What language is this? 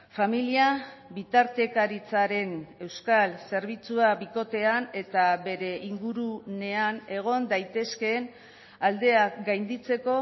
Basque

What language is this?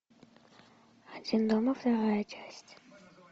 Russian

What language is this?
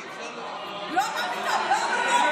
Hebrew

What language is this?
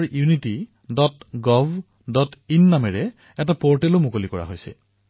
Assamese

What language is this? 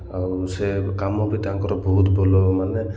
Odia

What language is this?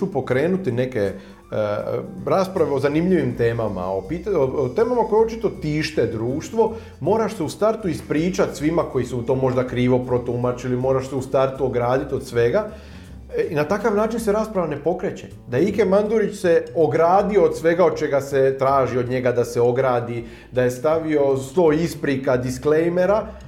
Croatian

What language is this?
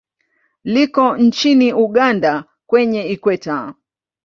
Swahili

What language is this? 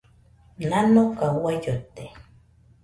Nüpode Huitoto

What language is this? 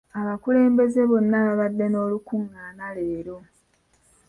Ganda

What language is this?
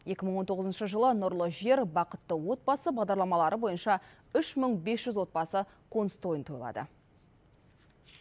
Kazakh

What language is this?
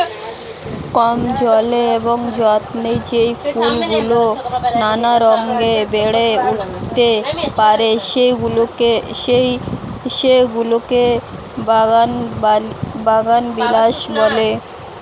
Bangla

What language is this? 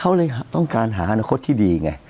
Thai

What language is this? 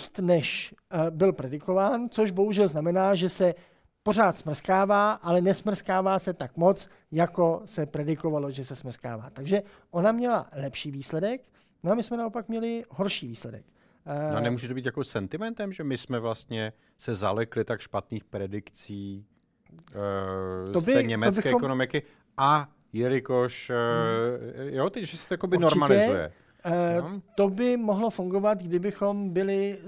Czech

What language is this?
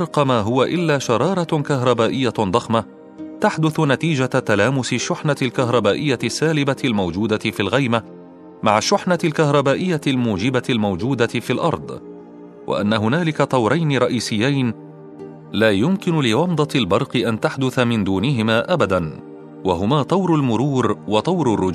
Arabic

